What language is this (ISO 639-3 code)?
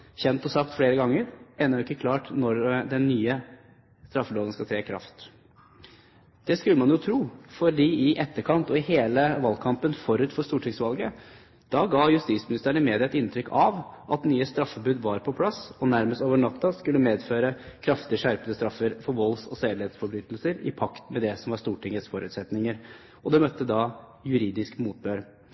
nob